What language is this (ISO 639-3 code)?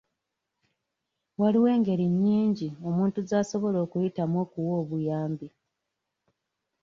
lug